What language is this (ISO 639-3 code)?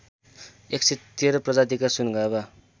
nep